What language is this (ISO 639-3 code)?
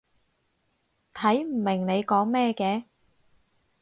yue